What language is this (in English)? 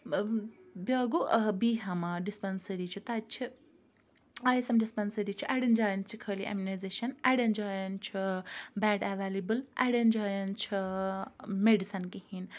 Kashmiri